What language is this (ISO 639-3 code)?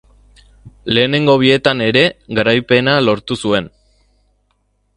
eus